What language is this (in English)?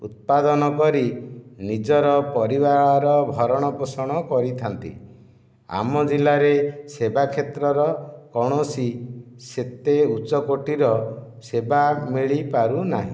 Odia